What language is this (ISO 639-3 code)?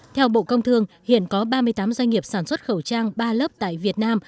vie